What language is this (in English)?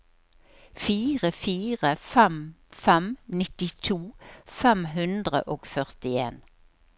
Norwegian